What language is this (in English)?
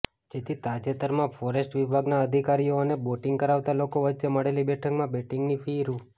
Gujarati